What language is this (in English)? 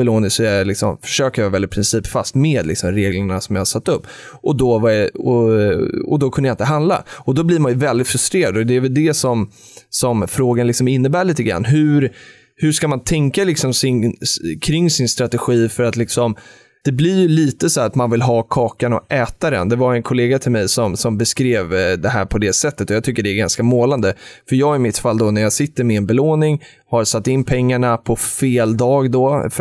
Swedish